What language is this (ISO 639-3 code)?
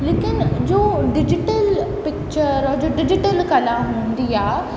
snd